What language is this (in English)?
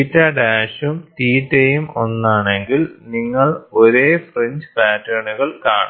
Malayalam